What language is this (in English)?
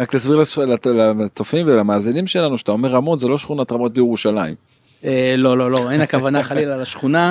Hebrew